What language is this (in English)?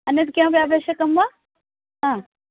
Sanskrit